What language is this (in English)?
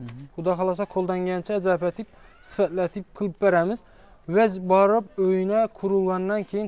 Turkish